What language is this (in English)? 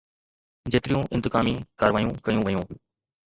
Sindhi